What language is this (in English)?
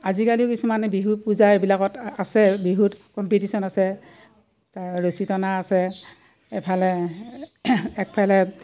Assamese